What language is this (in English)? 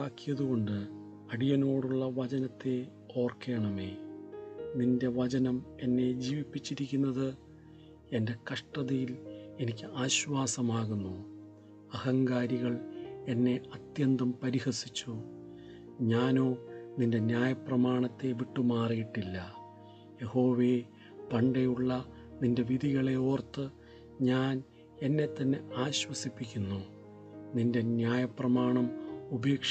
Malayalam